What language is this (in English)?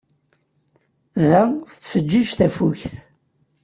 Kabyle